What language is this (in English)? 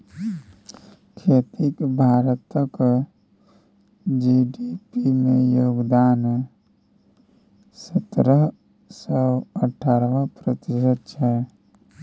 Maithili